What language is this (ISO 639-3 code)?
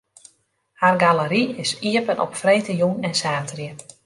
fry